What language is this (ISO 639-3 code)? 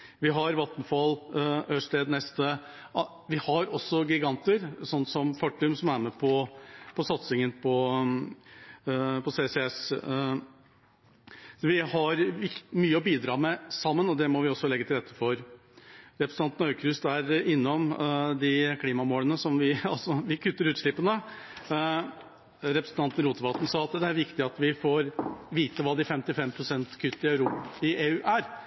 nob